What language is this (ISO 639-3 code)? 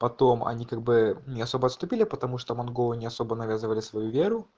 rus